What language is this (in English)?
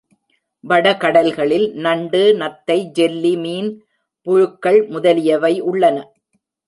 Tamil